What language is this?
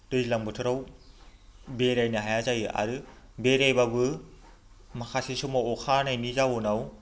Bodo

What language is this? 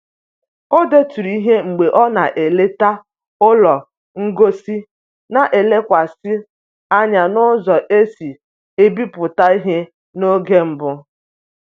Igbo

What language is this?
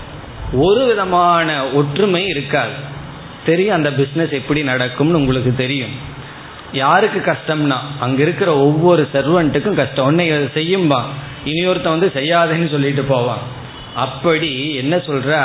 Tamil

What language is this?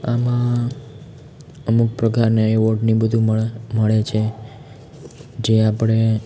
Gujarati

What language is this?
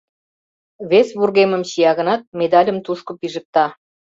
Mari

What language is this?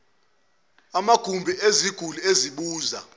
Zulu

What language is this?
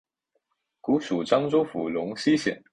Chinese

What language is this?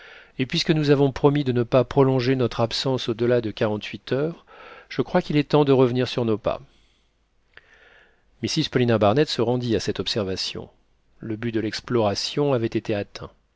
French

